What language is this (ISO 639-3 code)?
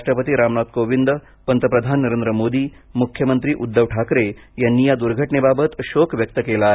mar